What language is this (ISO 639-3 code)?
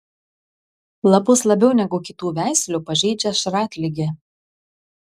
lit